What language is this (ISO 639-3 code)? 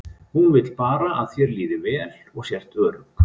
isl